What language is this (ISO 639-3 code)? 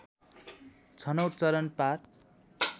nep